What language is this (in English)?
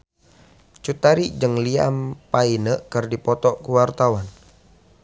Sundanese